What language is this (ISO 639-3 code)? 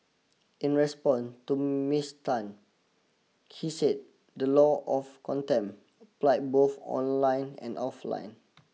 eng